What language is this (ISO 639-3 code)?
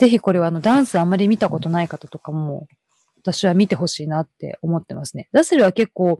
jpn